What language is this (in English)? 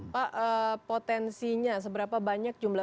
Indonesian